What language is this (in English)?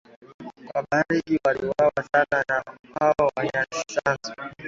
Swahili